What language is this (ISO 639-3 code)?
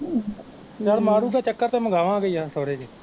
pan